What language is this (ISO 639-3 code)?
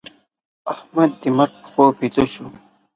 pus